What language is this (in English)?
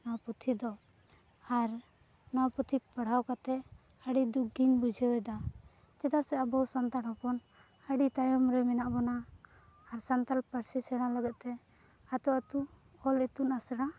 Santali